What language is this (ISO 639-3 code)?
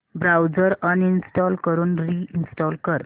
mar